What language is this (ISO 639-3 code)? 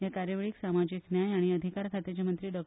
kok